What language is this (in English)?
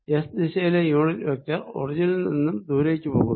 Malayalam